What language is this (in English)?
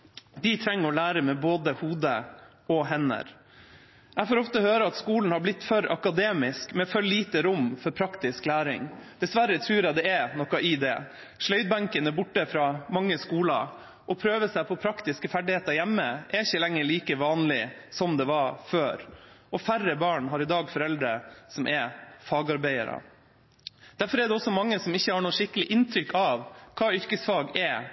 Norwegian Bokmål